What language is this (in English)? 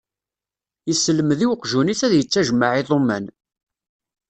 Kabyle